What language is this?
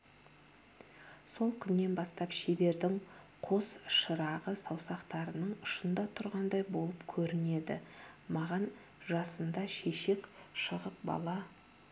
Kazakh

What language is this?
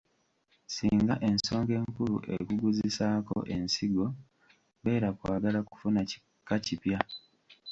Ganda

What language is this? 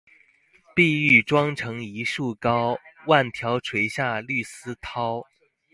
Chinese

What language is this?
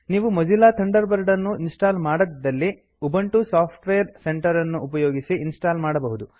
Kannada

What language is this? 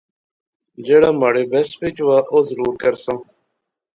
Pahari-Potwari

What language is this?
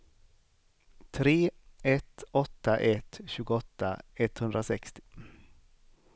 Swedish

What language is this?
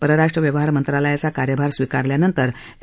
Marathi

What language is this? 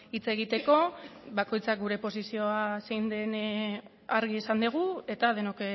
Basque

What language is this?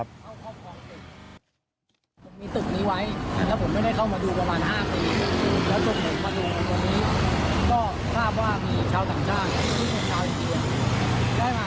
Thai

